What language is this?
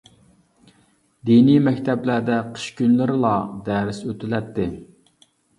Uyghur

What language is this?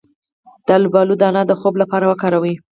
Pashto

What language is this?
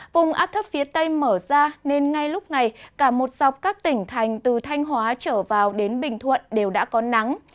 Vietnamese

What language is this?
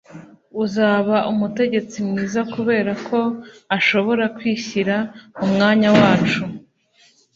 Kinyarwanda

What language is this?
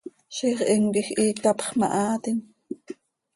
Seri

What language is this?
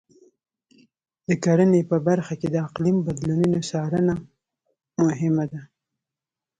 Pashto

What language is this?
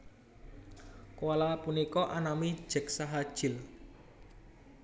Javanese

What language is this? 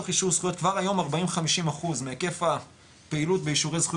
Hebrew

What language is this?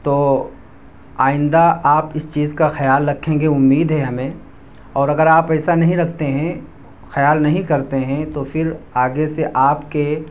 Urdu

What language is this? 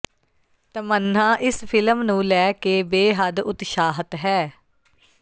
Punjabi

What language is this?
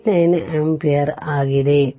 Kannada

